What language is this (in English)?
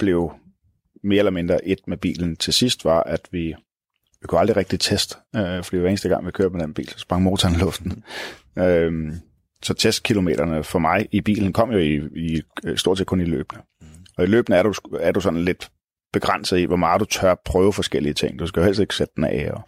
Danish